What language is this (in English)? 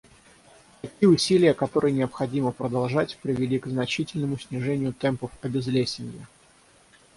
Russian